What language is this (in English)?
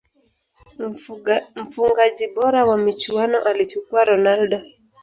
Swahili